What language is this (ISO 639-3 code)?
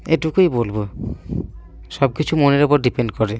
ben